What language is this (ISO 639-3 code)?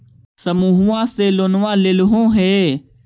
mag